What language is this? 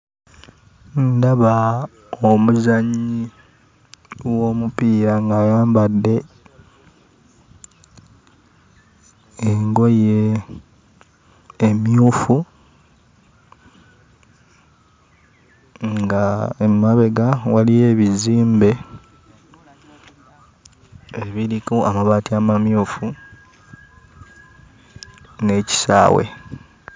Ganda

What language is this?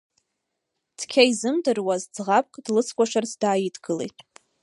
Abkhazian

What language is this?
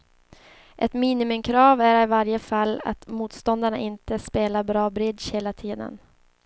Swedish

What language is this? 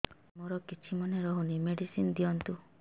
Odia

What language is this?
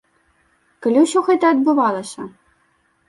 Belarusian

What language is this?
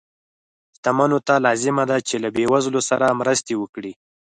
Pashto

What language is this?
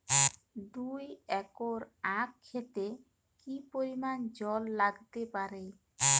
Bangla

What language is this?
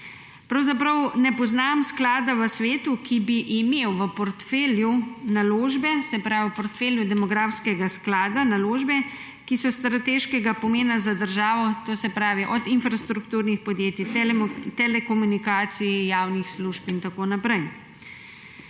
Slovenian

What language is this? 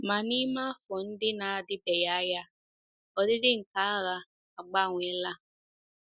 Igbo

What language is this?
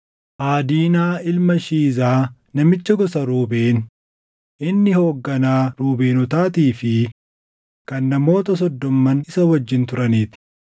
Oromo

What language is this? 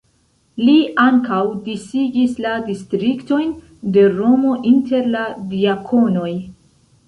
Esperanto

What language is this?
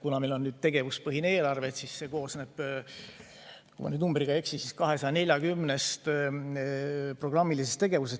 Estonian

